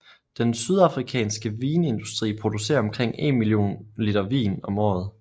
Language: Danish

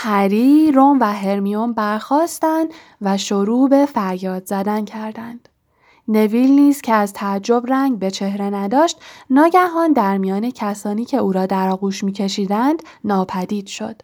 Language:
Persian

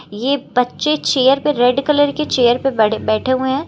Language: Hindi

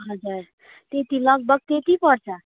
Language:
Nepali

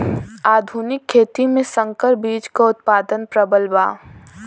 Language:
Bhojpuri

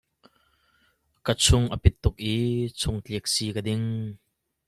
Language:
Hakha Chin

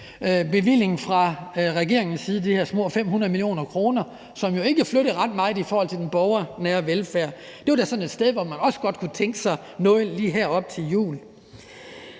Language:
Danish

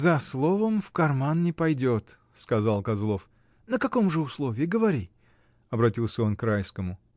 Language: Russian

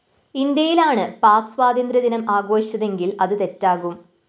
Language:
Malayalam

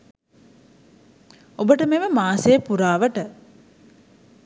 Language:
Sinhala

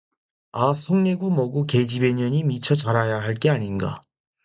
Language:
Korean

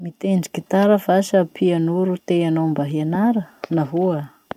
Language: Masikoro Malagasy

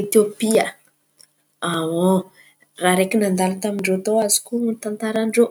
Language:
Antankarana Malagasy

